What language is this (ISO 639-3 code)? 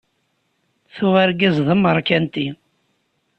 kab